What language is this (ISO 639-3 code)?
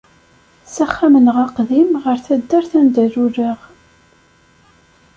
kab